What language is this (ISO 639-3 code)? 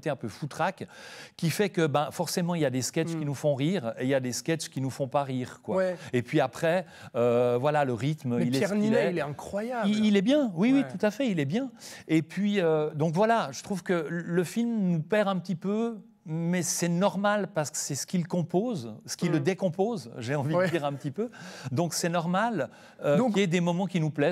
fra